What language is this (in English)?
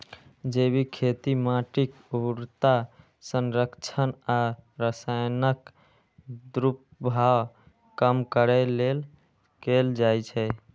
Maithili